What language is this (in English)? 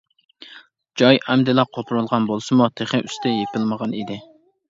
Uyghur